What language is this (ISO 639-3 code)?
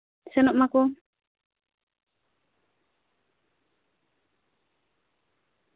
sat